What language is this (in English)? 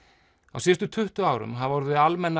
Icelandic